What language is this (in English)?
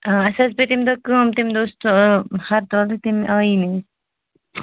Kashmiri